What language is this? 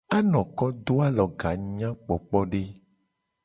Gen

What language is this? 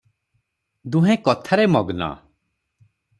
Odia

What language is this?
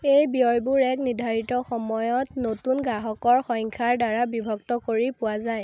Assamese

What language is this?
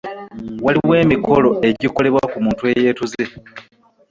Ganda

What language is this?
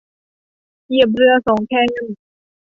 Thai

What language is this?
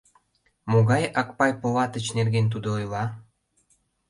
Mari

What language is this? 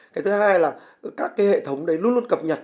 Vietnamese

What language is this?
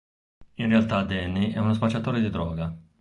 Italian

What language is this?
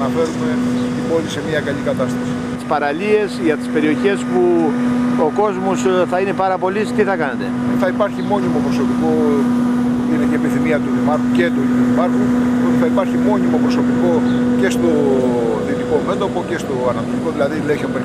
Greek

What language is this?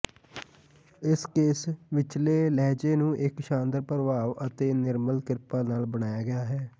Punjabi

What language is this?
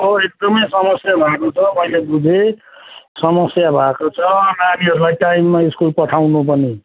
Nepali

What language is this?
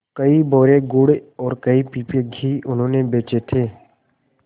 Hindi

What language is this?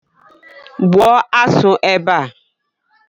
Igbo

